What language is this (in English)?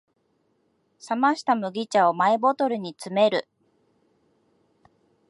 Japanese